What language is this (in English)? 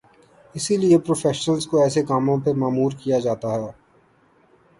Urdu